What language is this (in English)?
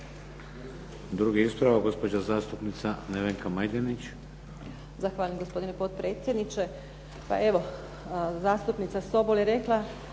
Croatian